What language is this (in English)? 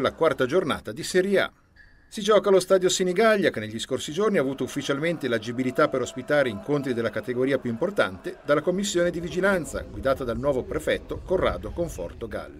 Italian